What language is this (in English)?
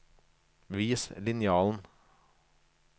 Norwegian